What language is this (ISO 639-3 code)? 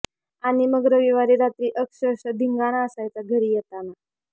mar